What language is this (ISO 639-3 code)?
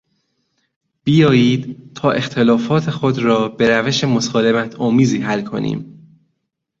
fas